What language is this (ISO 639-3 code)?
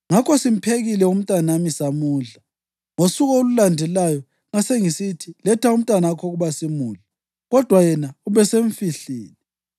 nde